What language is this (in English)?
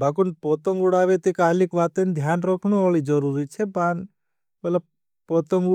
Bhili